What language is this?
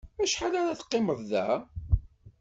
Kabyle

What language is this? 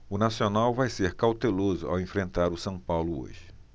Portuguese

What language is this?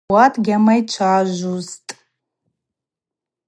Abaza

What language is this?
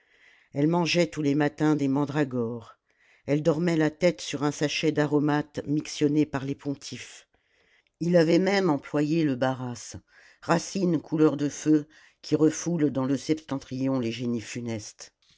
French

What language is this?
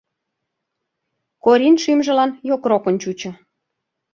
Mari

